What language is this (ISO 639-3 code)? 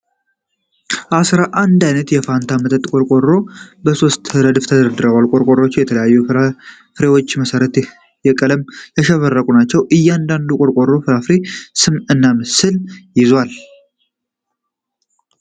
amh